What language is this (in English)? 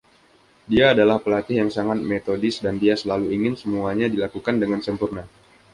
Indonesian